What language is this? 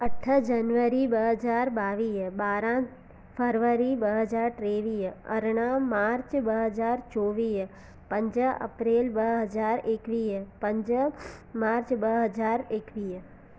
Sindhi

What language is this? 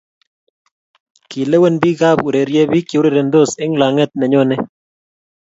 Kalenjin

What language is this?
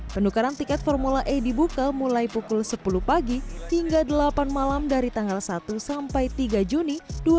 Indonesian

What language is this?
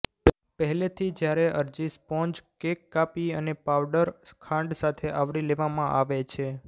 Gujarati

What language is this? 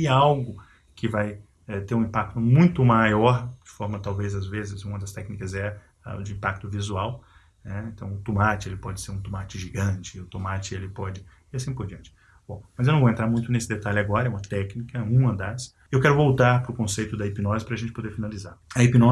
Portuguese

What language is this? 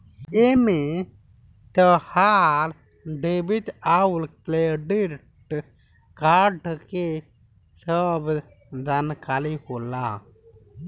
Bhojpuri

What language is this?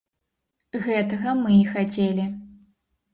Belarusian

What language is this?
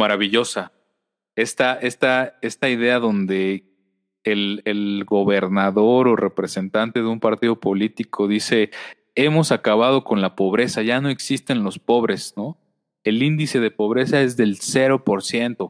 Spanish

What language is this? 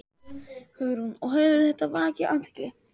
Icelandic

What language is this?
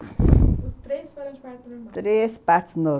Portuguese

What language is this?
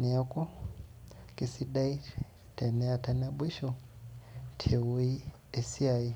Masai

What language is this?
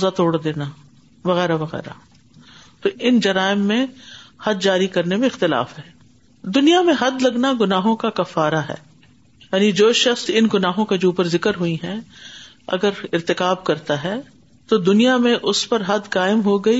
Urdu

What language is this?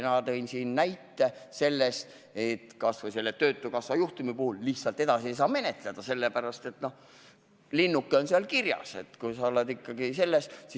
Estonian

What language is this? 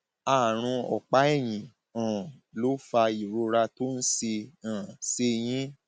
Yoruba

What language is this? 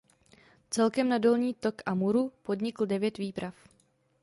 Czech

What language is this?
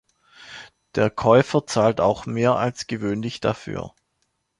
German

